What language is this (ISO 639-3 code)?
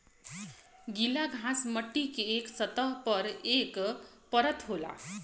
bho